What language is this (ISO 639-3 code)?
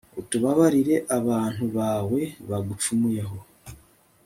kin